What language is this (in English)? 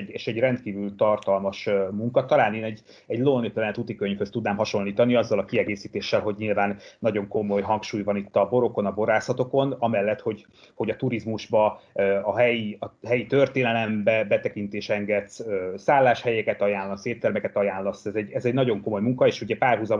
Hungarian